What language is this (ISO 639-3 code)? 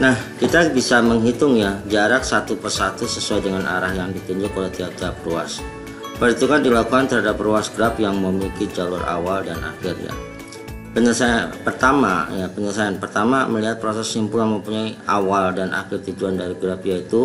ind